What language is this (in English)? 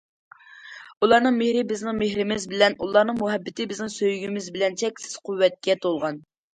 Uyghur